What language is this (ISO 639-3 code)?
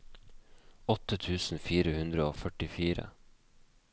nor